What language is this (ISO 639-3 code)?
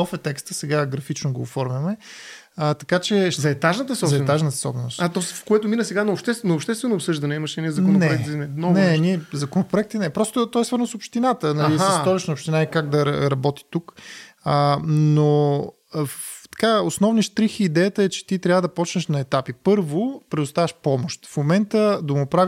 bul